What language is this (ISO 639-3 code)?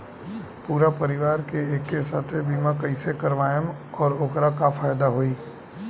bho